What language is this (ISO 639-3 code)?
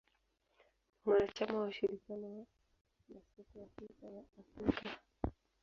swa